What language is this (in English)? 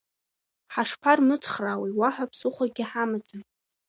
Abkhazian